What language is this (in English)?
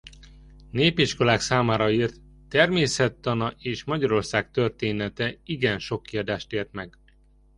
Hungarian